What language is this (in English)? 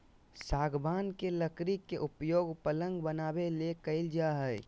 Magahi